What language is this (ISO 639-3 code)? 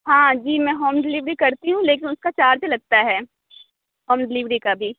urd